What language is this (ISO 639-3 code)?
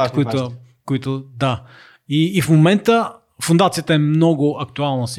bul